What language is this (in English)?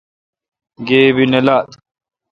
Kalkoti